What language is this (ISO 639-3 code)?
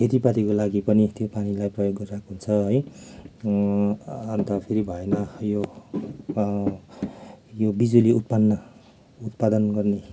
nep